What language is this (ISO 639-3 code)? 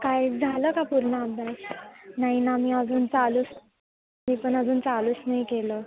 mar